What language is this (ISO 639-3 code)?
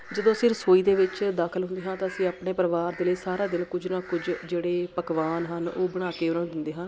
pan